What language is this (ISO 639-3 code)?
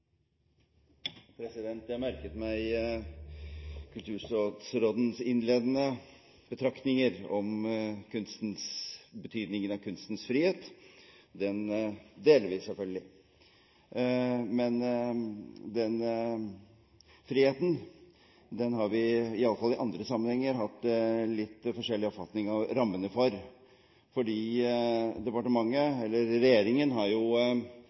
nob